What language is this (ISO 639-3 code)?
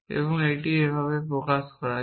ben